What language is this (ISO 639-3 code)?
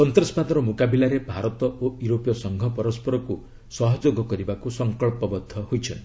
ori